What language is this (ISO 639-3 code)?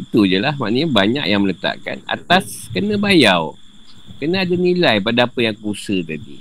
msa